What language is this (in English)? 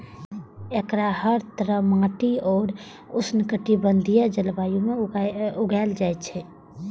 Maithili